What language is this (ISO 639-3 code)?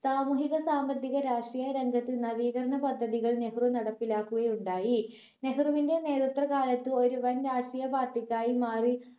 mal